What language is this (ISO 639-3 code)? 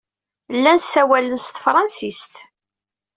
kab